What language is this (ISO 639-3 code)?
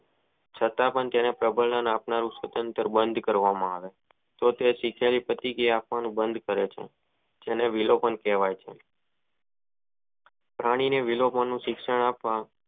guj